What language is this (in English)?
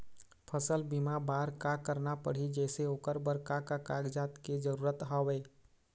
Chhattisgarhi